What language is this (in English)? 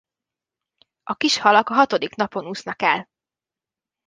Hungarian